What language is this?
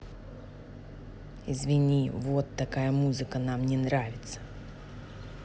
Russian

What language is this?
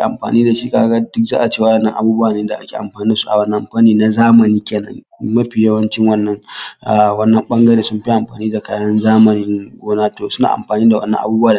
Hausa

